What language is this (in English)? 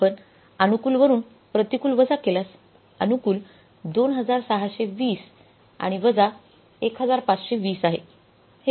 Marathi